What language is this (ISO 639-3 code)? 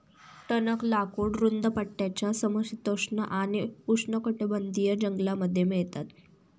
mar